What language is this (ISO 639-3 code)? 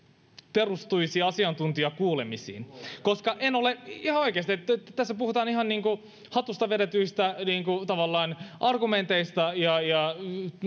fin